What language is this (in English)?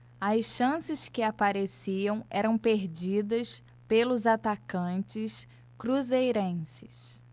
Portuguese